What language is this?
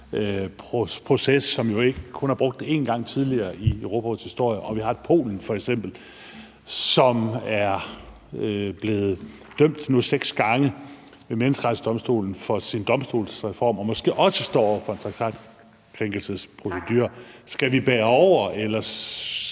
Danish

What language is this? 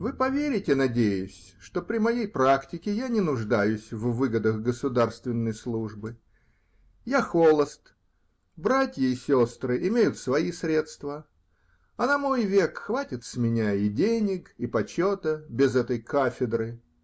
Russian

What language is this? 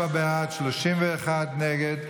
Hebrew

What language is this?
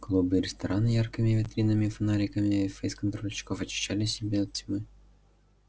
Russian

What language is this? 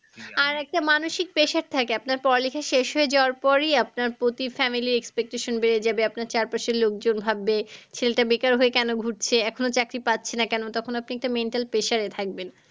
Bangla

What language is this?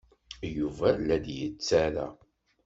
Kabyle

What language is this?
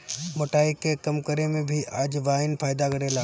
Bhojpuri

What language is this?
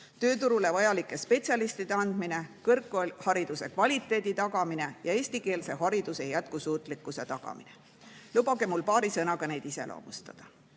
Estonian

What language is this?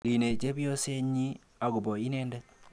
Kalenjin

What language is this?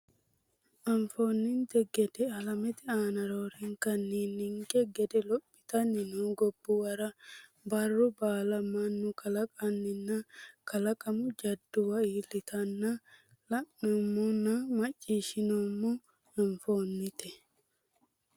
Sidamo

